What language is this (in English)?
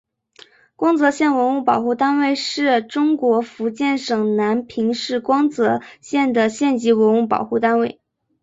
Chinese